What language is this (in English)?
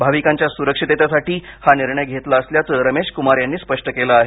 Marathi